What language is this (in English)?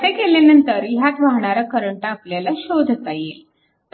Marathi